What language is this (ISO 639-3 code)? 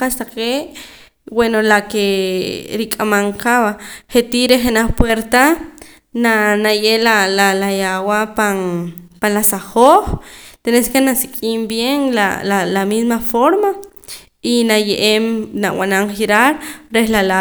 poc